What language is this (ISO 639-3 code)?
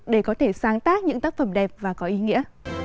vie